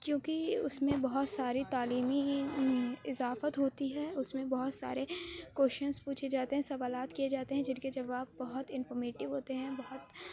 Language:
Urdu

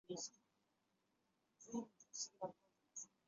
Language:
Chinese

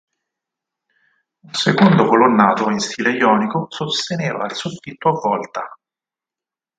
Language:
Italian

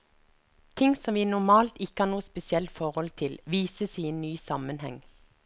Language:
Norwegian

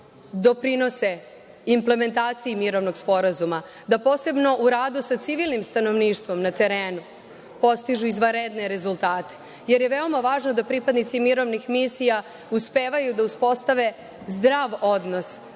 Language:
Serbian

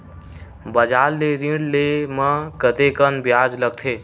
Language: Chhattisgarhi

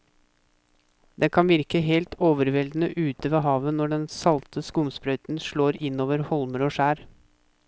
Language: Norwegian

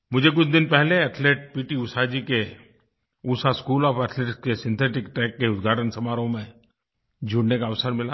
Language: Hindi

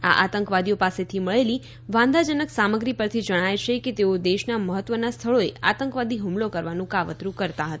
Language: Gujarati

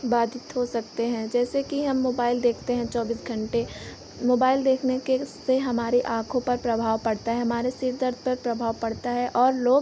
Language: Hindi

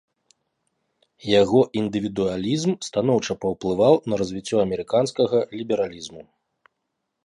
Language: Belarusian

